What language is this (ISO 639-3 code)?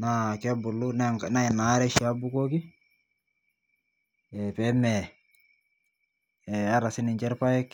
mas